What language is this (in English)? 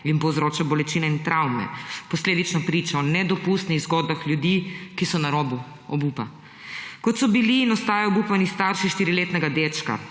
Slovenian